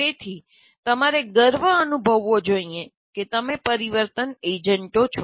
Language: Gujarati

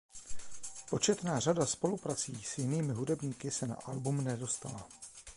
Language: Czech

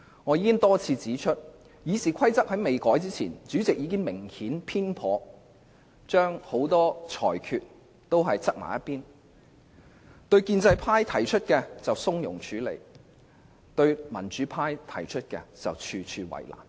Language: Cantonese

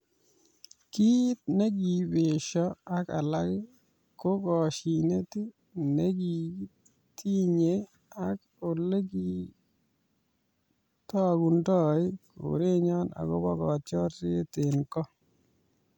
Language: Kalenjin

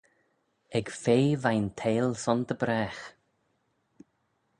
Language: Manx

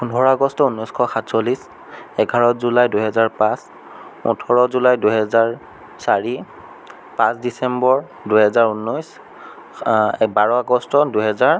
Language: Assamese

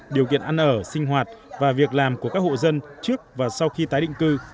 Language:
Vietnamese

